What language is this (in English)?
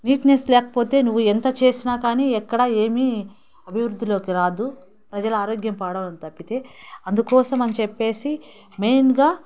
Telugu